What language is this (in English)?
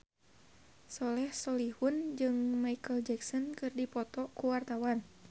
Sundanese